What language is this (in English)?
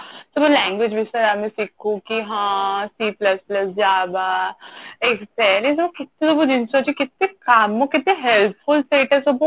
Odia